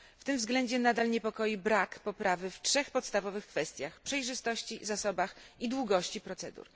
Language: Polish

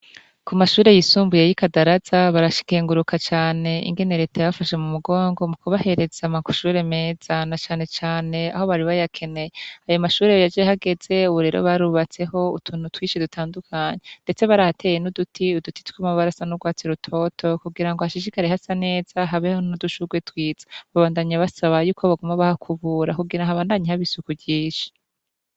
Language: Rundi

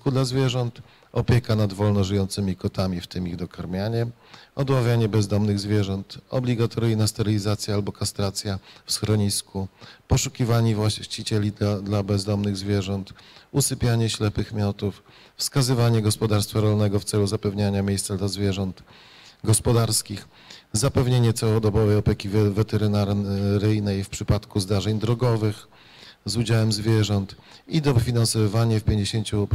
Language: Polish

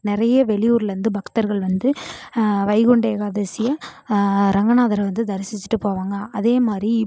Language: Tamil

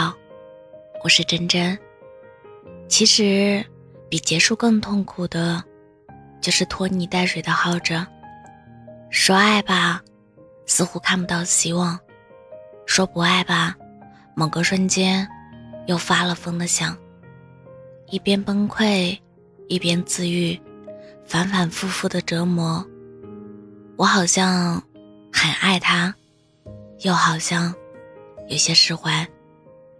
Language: Chinese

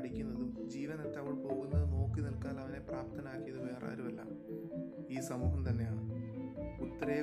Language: Malayalam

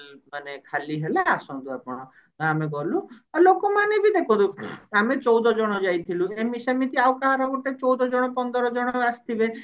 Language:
Odia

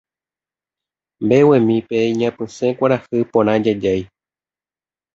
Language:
Guarani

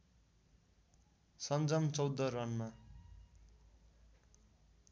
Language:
Nepali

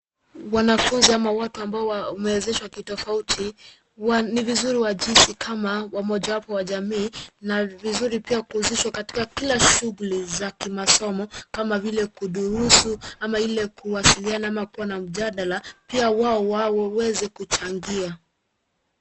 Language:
Swahili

